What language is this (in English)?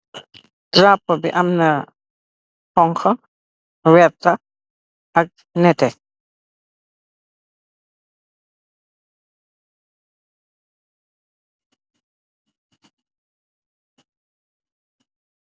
Wolof